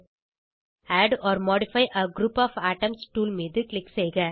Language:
Tamil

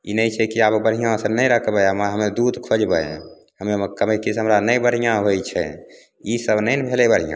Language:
Maithili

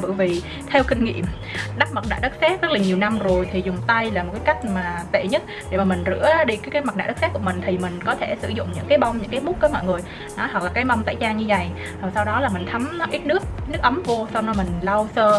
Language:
Vietnamese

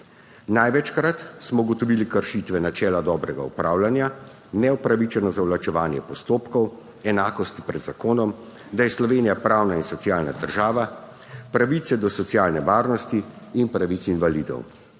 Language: Slovenian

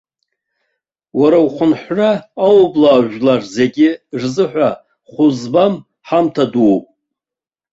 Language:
Abkhazian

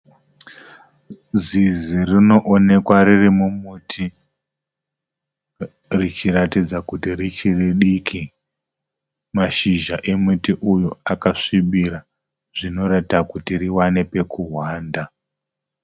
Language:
Shona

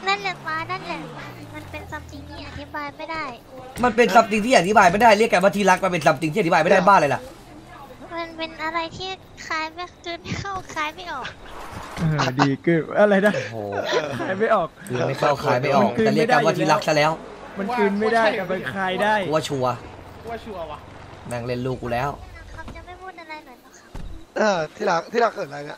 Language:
Thai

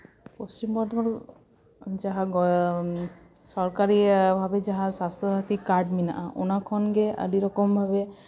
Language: Santali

